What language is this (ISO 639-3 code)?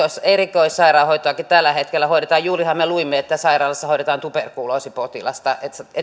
fin